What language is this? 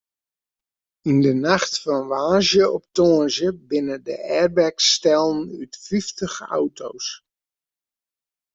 Western Frisian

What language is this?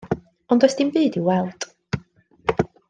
Welsh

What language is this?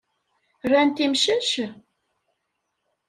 Kabyle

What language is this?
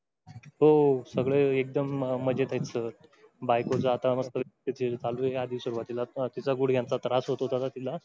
Marathi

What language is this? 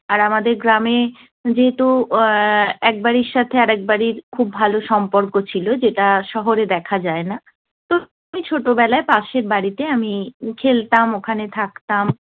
Bangla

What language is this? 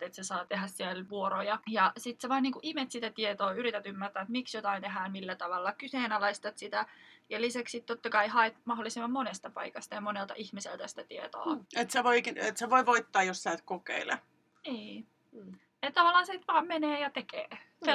Finnish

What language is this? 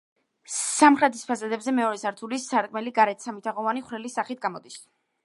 Georgian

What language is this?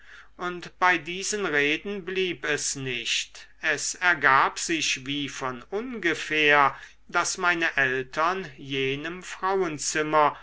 German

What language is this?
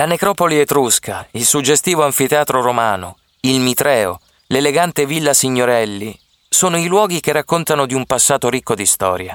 Italian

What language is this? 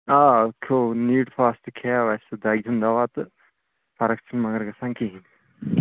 Kashmiri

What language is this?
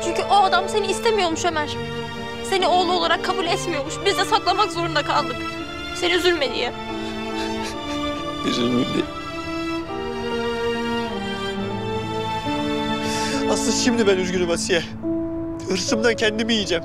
Turkish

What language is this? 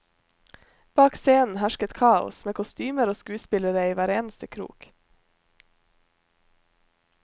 Norwegian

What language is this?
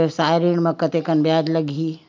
Chhattisgarhi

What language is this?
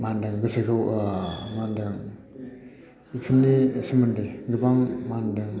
Bodo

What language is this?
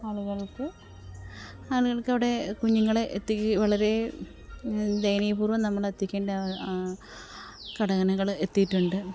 Malayalam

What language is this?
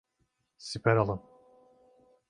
Turkish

